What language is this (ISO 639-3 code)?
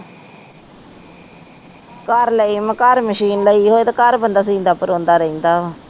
pan